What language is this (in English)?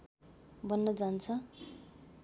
Nepali